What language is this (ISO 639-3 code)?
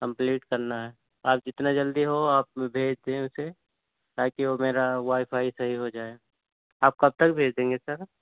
urd